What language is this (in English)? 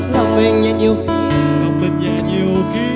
Vietnamese